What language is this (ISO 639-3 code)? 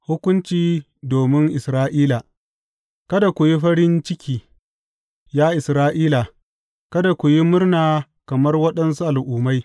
hau